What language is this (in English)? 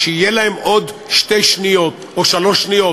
Hebrew